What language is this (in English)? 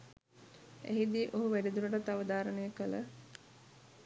Sinhala